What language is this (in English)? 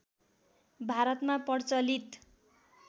Nepali